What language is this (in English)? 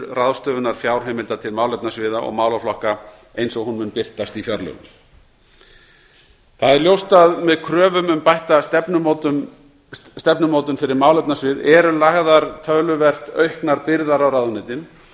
Icelandic